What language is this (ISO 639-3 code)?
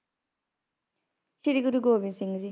pan